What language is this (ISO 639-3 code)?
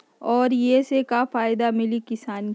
mag